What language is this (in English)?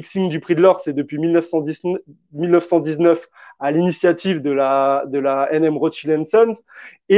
French